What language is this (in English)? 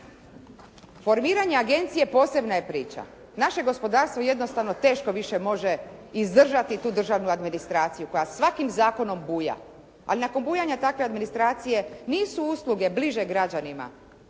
Croatian